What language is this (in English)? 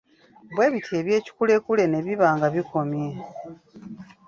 Ganda